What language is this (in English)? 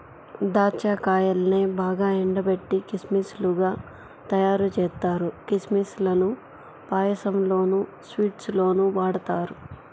Telugu